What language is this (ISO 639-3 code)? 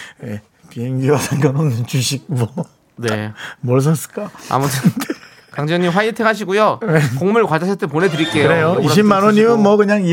kor